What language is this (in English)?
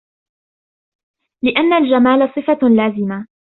Arabic